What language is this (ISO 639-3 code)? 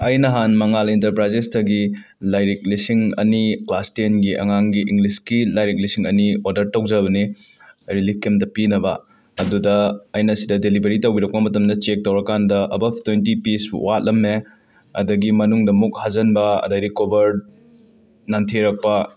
mni